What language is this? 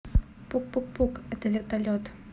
Russian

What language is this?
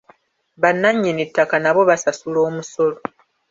Ganda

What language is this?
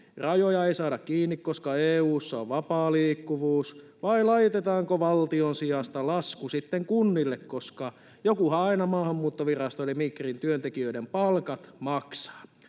Finnish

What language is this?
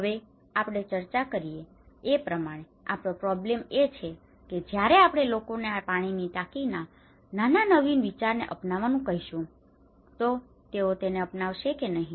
Gujarati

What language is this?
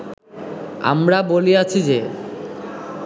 Bangla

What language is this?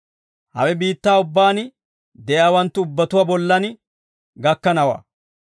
Dawro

